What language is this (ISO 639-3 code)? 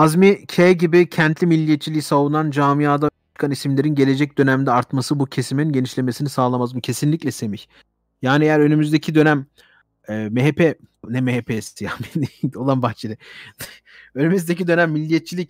tur